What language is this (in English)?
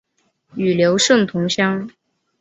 Chinese